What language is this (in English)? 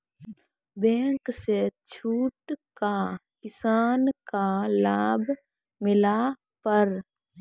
Maithili